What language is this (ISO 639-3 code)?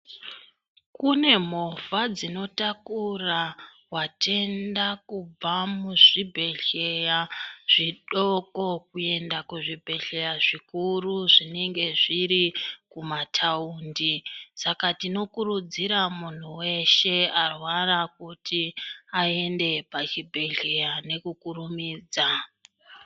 ndc